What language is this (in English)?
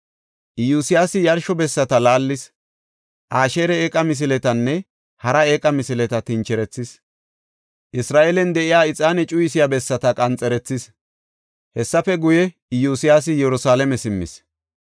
Gofa